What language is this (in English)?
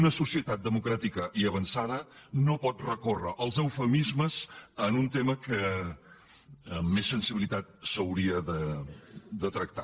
Catalan